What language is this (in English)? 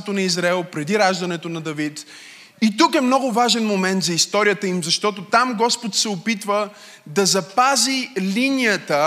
Bulgarian